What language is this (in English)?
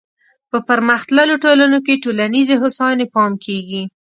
Pashto